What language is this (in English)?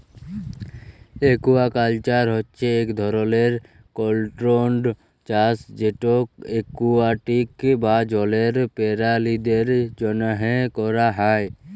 Bangla